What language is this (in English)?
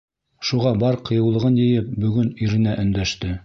Bashkir